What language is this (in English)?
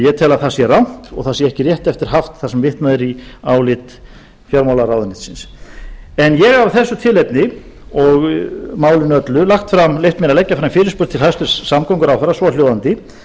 Icelandic